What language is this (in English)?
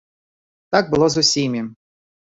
Belarusian